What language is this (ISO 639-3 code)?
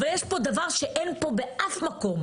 heb